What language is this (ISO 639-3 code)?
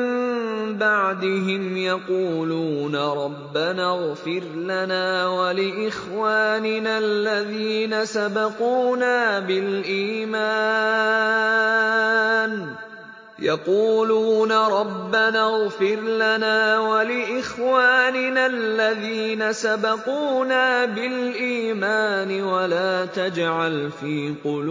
ara